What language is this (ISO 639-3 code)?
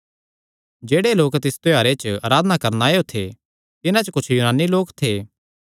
xnr